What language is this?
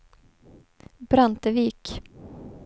Swedish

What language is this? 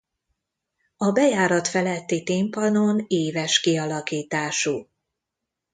Hungarian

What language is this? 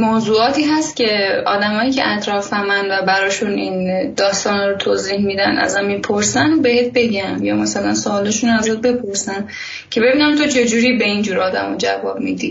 Persian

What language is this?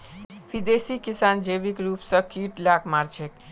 Magahi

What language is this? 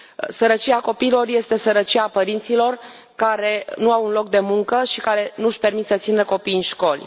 Romanian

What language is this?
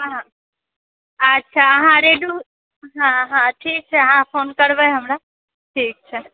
Maithili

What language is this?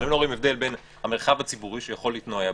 Hebrew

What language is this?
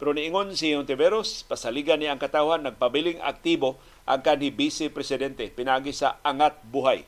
Filipino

